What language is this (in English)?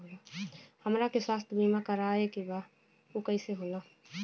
Bhojpuri